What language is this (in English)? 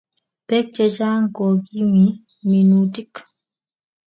Kalenjin